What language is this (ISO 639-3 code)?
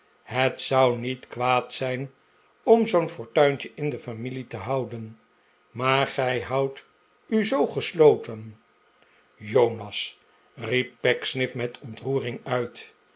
nld